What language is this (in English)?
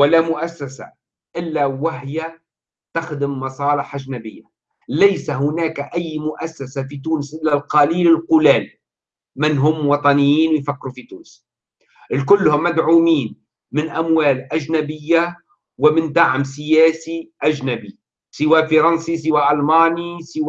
Arabic